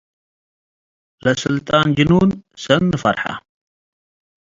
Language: Tigre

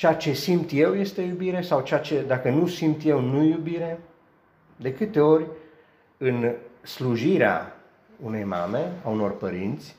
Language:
Romanian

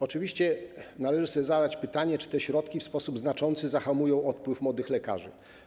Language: Polish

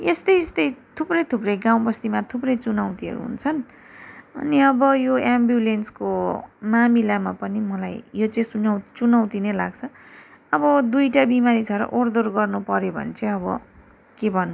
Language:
Nepali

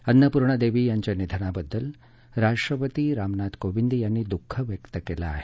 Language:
Marathi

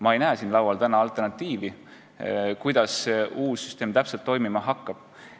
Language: Estonian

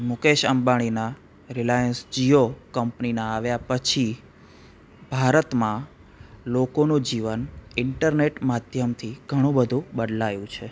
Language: Gujarati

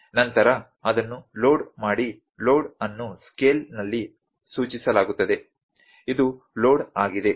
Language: Kannada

